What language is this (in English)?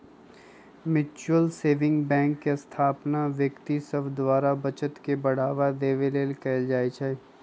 Magahi